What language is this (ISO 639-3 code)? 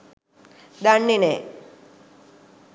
sin